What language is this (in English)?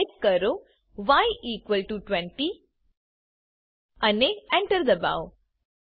Gujarati